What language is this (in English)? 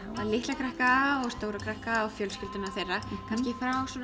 Icelandic